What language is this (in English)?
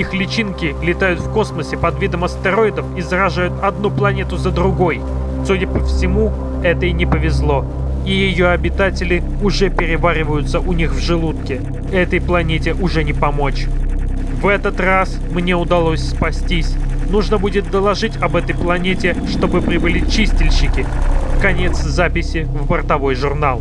Russian